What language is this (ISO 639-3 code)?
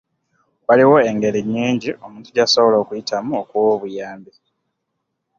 lug